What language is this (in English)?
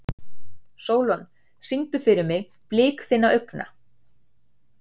Icelandic